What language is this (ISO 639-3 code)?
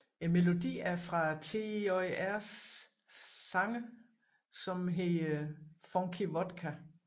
dan